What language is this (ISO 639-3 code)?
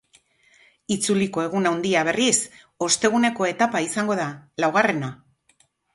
eus